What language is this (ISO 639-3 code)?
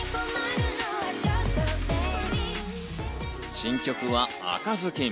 jpn